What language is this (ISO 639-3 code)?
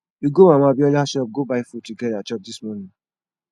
pcm